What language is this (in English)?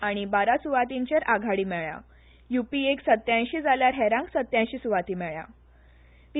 Konkani